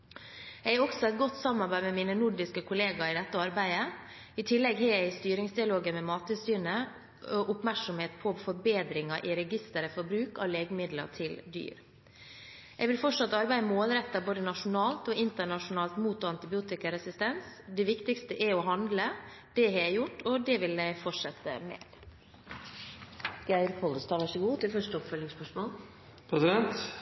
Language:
Norwegian Bokmål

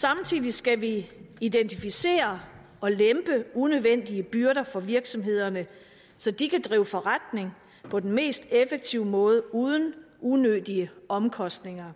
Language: Danish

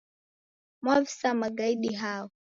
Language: Taita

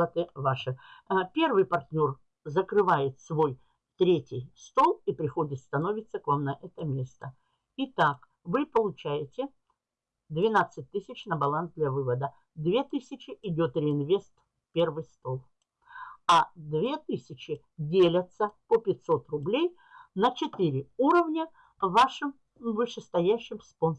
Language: Russian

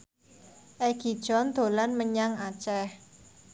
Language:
Javanese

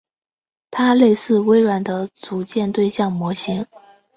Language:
Chinese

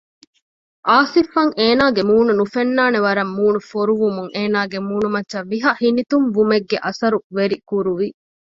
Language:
Divehi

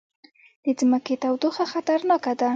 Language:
Pashto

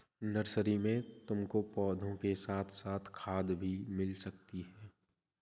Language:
Hindi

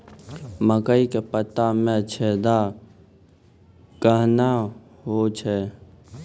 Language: Maithili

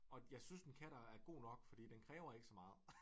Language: Danish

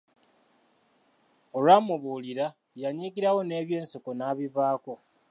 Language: Ganda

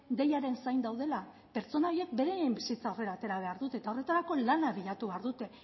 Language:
Basque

